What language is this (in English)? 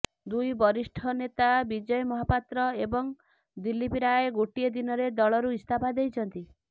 Odia